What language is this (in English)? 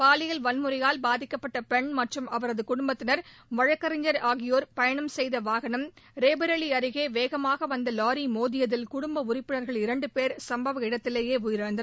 Tamil